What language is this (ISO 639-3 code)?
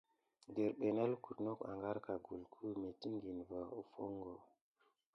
gid